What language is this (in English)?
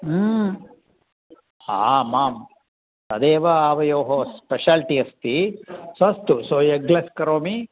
Sanskrit